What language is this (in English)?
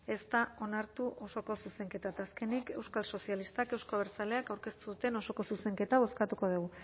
Basque